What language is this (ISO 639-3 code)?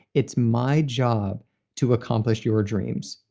eng